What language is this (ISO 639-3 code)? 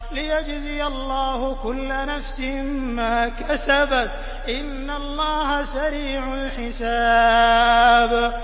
ara